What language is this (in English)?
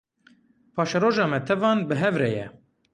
Kurdish